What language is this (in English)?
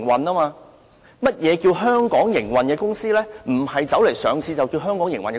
Cantonese